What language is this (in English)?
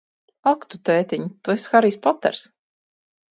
Latvian